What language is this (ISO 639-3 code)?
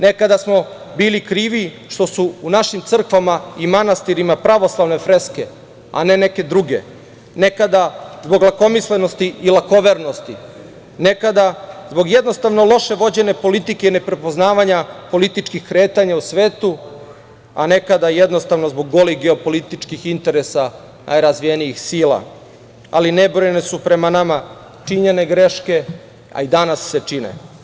srp